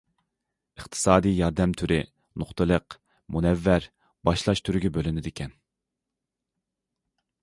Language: Uyghur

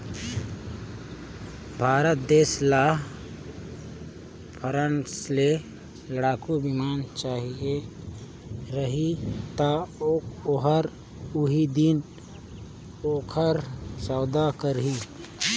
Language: Chhattisgarhi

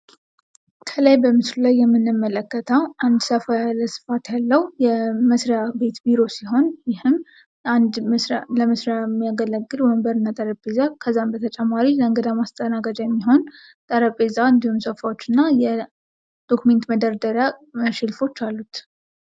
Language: Amharic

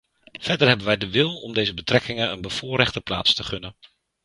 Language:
Dutch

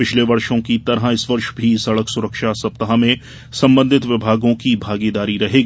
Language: Hindi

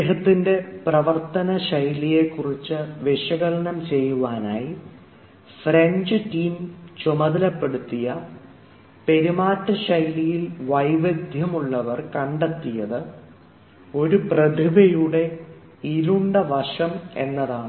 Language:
Malayalam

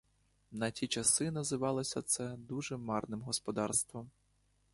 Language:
Ukrainian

